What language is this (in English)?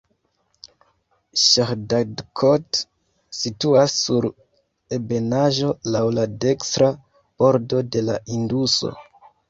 Esperanto